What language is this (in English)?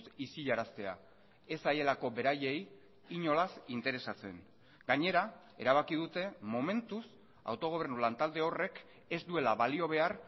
Basque